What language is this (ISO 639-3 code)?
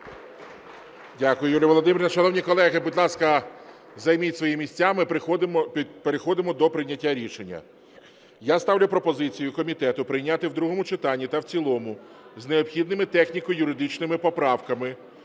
ukr